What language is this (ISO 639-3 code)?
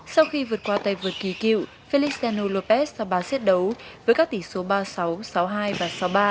vie